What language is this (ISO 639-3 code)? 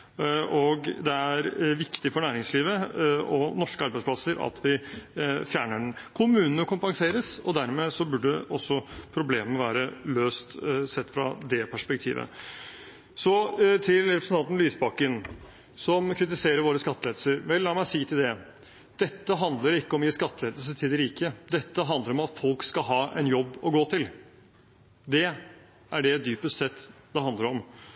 nob